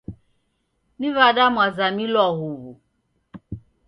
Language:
Taita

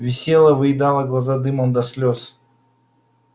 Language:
Russian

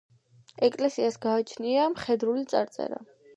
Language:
Georgian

